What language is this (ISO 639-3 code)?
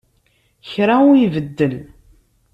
kab